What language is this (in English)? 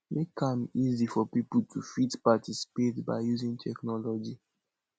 Nigerian Pidgin